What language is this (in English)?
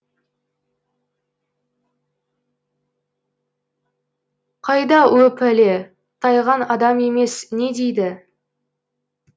Kazakh